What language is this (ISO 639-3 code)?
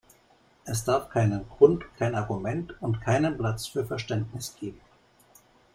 deu